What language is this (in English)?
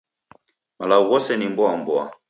Taita